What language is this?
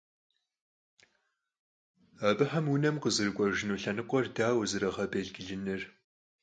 Kabardian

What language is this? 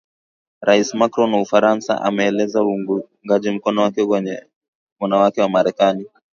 Swahili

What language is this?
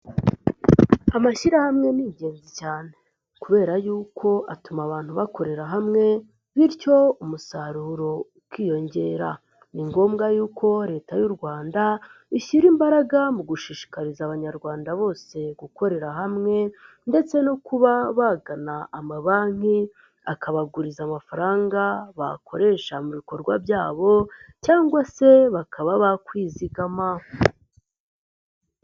Kinyarwanda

